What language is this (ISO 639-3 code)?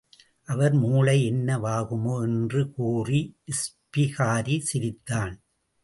tam